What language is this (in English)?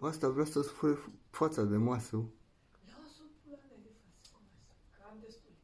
Romanian